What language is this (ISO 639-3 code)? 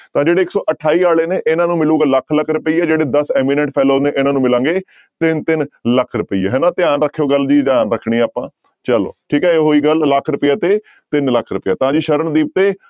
pan